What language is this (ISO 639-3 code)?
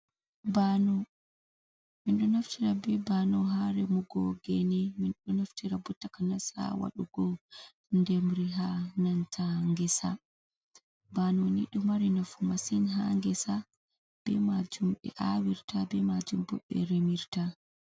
ful